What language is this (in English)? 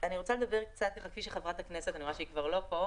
Hebrew